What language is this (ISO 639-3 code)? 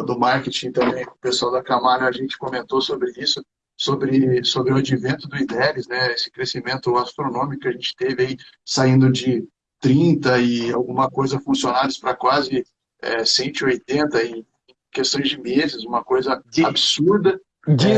por